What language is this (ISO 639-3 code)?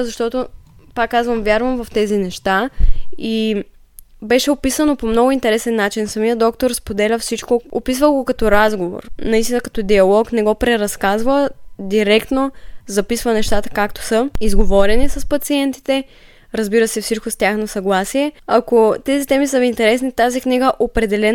bul